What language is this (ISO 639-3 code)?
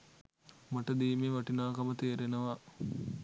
sin